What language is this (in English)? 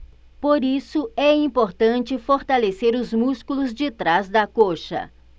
Portuguese